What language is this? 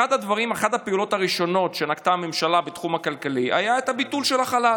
Hebrew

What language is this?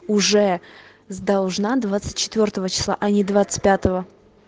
Russian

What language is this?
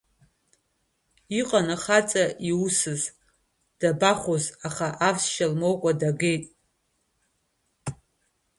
Abkhazian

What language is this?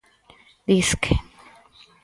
Galician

